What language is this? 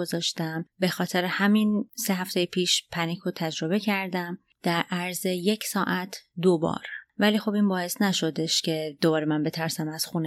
Persian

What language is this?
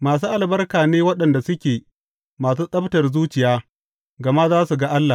Hausa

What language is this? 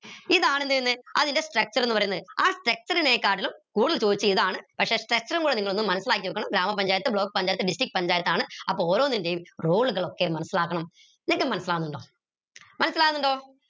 Malayalam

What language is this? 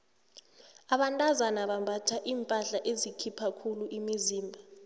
South Ndebele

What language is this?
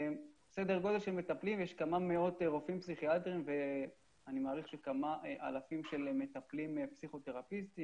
Hebrew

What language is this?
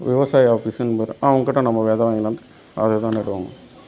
Tamil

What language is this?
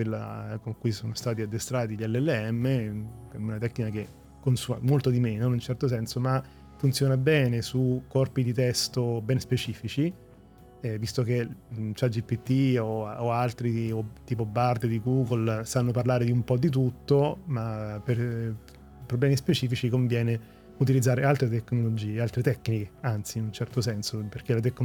Italian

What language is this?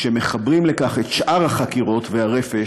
Hebrew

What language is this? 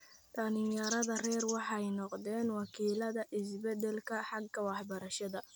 Somali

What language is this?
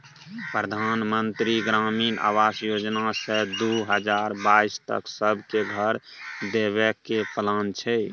Maithili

